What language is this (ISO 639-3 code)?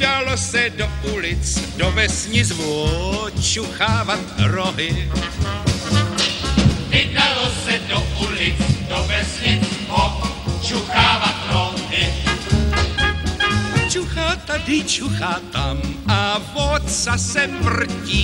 ces